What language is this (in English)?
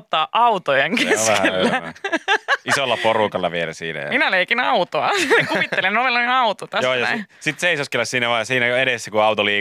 Finnish